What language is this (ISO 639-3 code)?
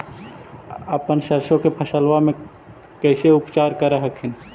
mag